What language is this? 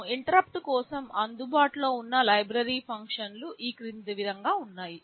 Telugu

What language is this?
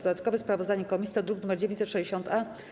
Polish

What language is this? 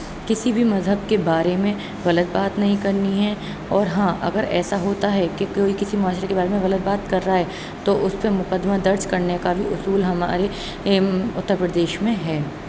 Urdu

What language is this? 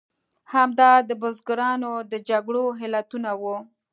Pashto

